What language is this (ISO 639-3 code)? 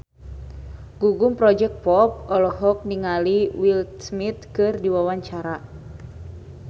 sun